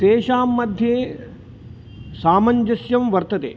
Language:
Sanskrit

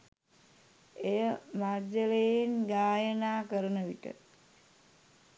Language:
Sinhala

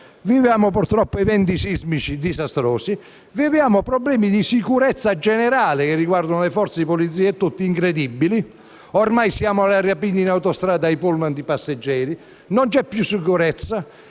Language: Italian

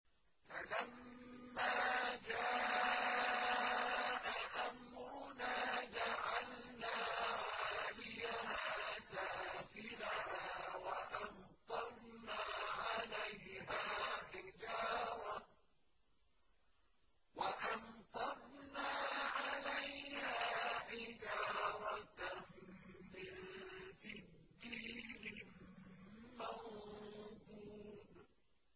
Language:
Arabic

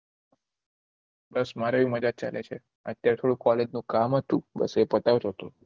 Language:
Gujarati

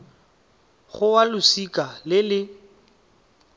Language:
Tswana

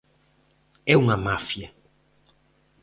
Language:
Galician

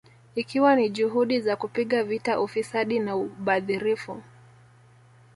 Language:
Swahili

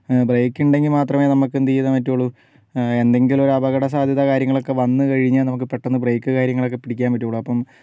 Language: Malayalam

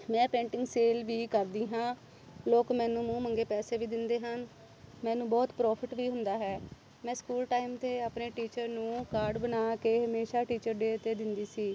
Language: Punjabi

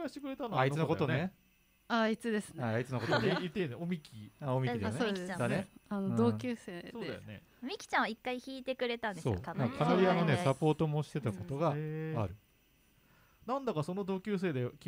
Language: Japanese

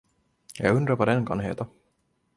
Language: Swedish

